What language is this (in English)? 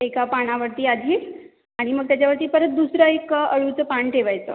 Marathi